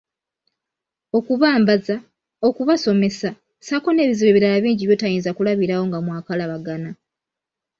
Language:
Ganda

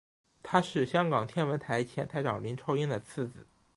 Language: Chinese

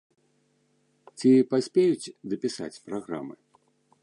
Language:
Belarusian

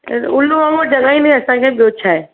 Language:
Sindhi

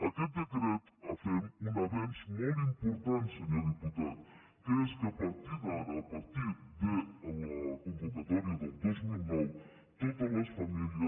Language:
Catalan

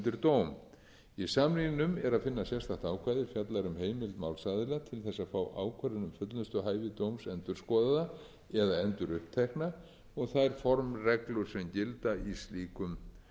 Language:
Icelandic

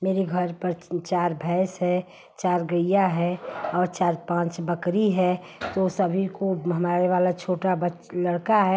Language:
Hindi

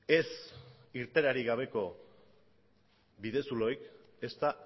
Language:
Basque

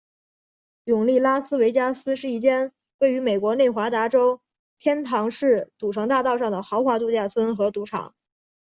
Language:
Chinese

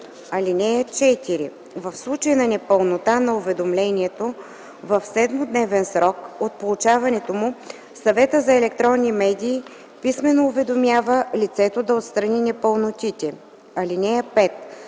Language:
Bulgarian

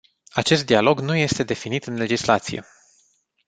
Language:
Romanian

